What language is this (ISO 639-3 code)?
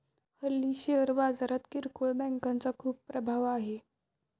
mar